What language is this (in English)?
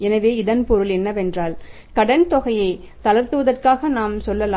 Tamil